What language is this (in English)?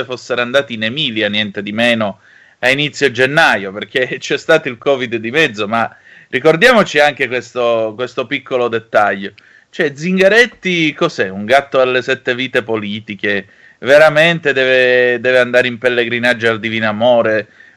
Italian